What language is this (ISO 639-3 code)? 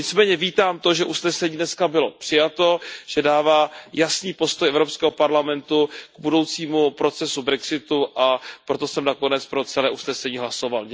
ces